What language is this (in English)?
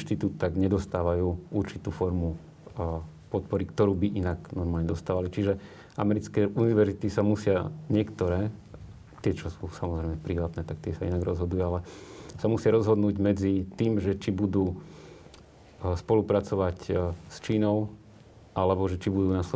Slovak